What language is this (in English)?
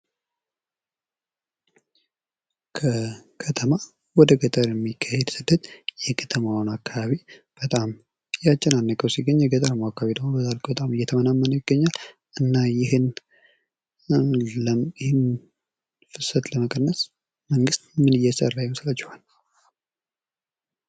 Amharic